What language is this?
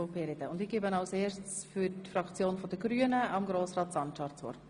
Swiss German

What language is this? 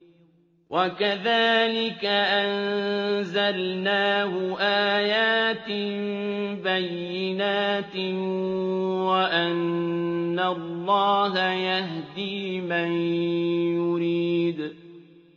Arabic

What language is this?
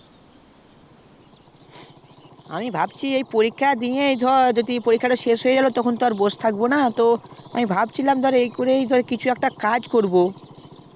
Bangla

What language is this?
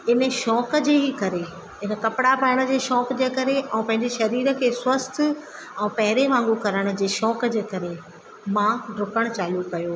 Sindhi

